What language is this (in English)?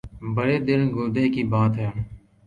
Urdu